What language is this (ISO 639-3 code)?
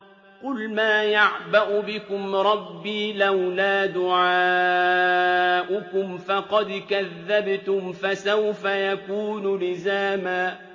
ara